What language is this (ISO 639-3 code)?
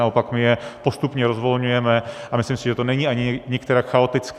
ces